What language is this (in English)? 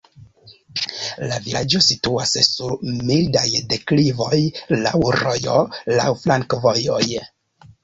Esperanto